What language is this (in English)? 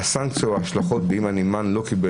Hebrew